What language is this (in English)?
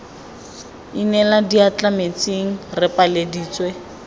Tswana